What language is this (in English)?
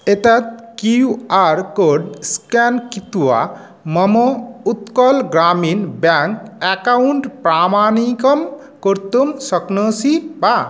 Sanskrit